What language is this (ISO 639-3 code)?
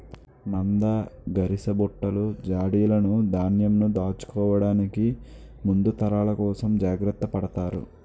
tel